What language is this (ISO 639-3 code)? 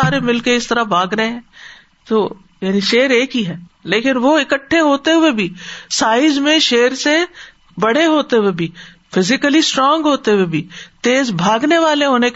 urd